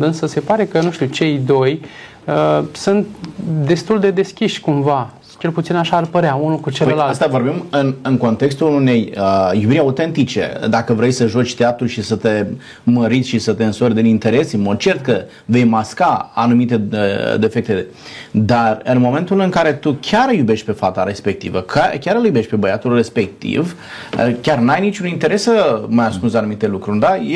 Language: Romanian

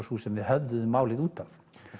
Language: Icelandic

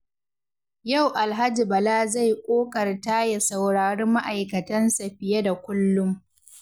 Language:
Hausa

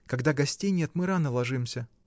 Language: Russian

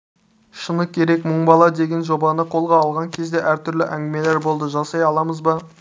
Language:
Kazakh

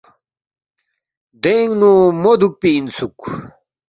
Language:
Balti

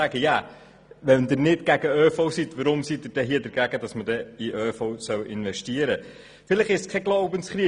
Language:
Swiss German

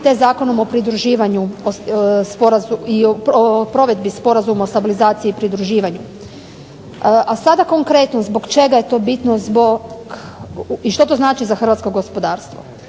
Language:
Croatian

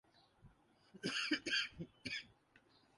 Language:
Urdu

